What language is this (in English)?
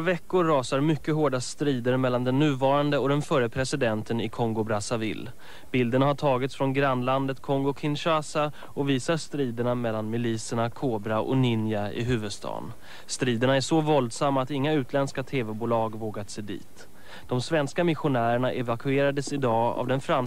Swedish